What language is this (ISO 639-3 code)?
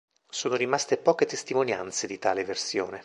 ita